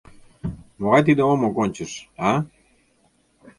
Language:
Mari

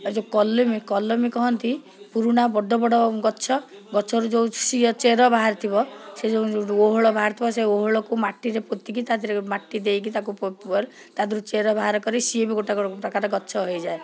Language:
Odia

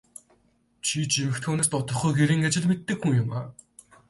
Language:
Mongolian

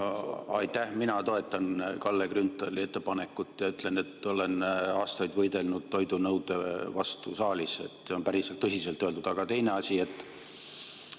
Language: Estonian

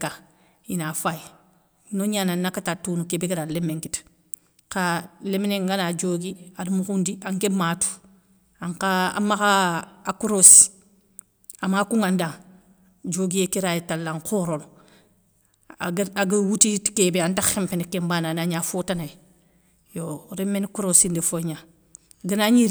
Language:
Soninke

